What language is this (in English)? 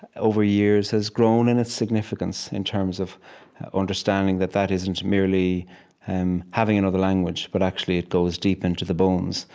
English